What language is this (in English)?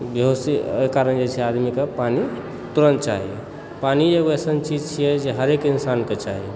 Maithili